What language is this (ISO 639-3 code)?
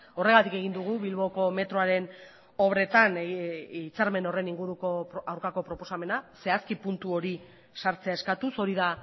eus